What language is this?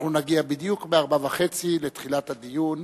Hebrew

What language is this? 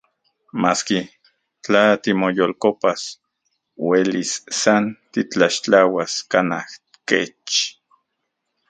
Central Puebla Nahuatl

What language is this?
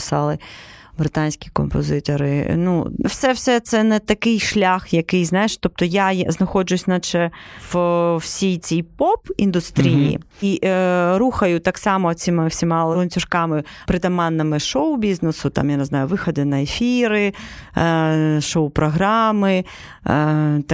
Ukrainian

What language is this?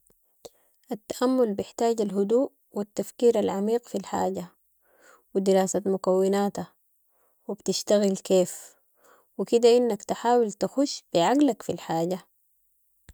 Sudanese Arabic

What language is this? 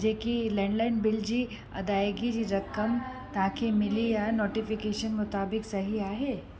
Sindhi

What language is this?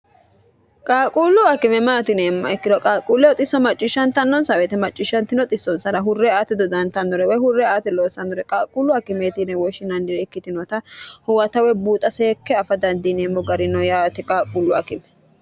Sidamo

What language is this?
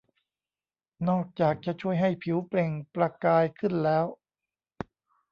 Thai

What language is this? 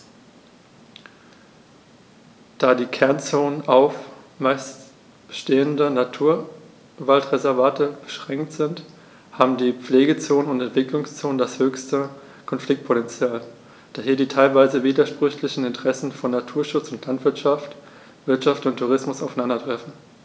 German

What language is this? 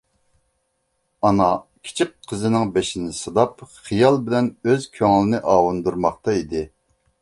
Uyghur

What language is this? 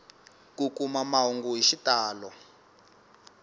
Tsonga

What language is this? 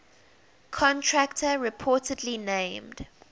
English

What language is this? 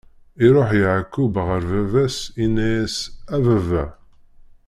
Kabyle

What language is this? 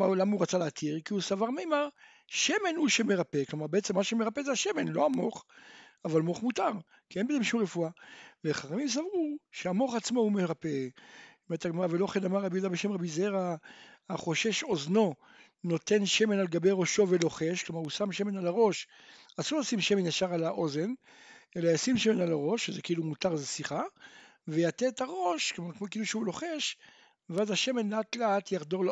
Hebrew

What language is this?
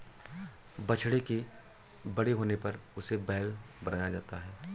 Hindi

